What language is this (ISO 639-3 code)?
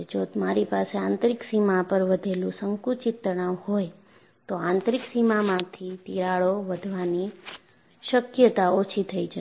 guj